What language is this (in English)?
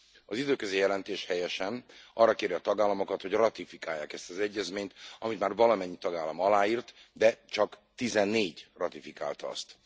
Hungarian